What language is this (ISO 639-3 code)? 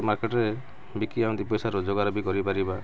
ori